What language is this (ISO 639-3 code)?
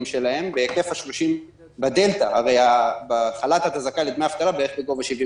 heb